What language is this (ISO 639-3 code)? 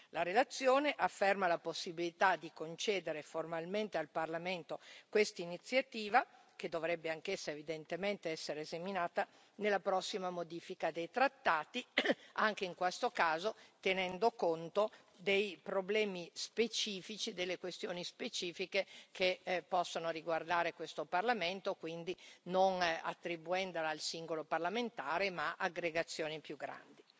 ita